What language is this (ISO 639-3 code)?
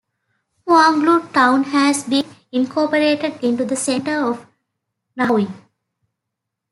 eng